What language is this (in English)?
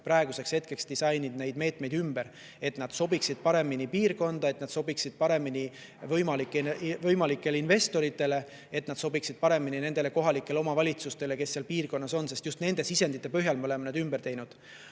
Estonian